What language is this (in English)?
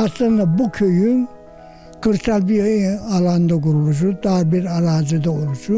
Turkish